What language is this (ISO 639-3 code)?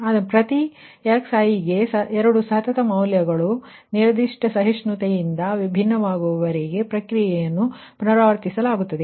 kan